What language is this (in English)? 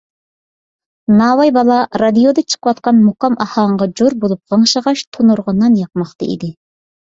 Uyghur